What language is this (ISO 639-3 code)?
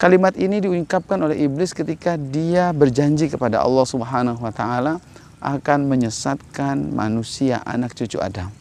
ind